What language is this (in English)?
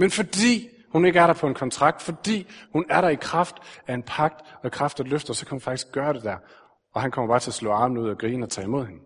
Danish